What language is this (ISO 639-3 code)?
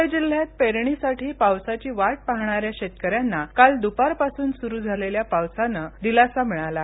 mar